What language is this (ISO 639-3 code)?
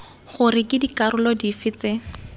tsn